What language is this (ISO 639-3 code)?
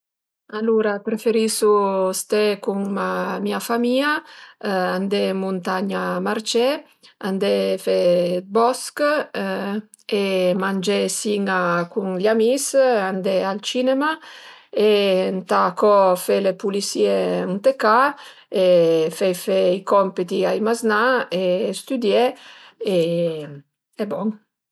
pms